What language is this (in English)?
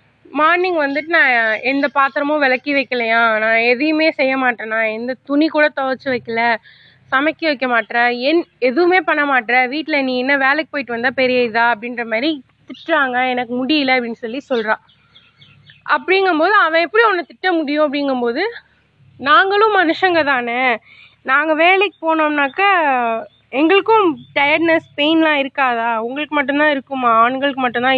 Tamil